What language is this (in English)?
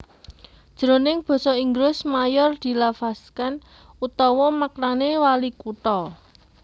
Javanese